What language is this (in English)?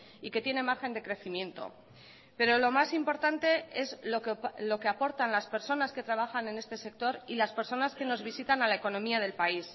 Spanish